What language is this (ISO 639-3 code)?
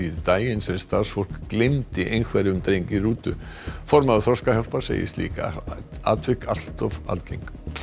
isl